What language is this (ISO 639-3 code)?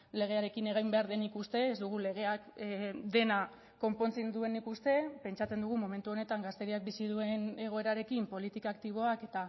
eus